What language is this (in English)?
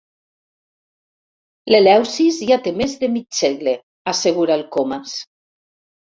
Catalan